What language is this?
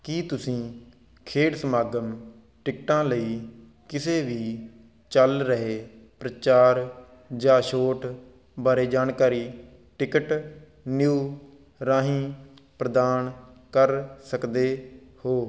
Punjabi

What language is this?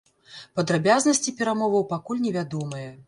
Belarusian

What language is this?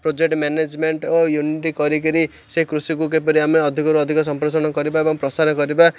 Odia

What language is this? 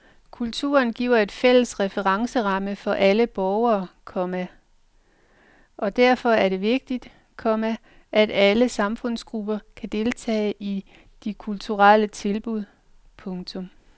Danish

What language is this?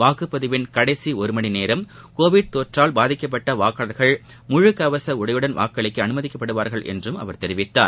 Tamil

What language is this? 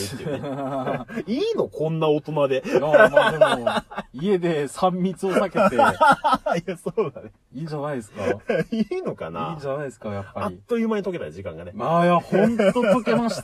Japanese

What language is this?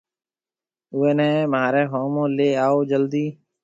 Marwari (Pakistan)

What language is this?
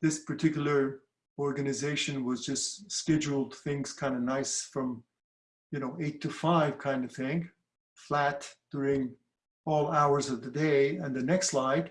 English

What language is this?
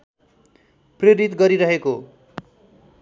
Nepali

